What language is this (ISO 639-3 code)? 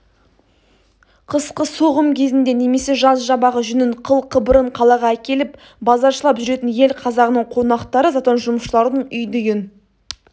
kaz